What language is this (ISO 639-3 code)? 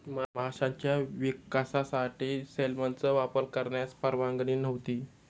mar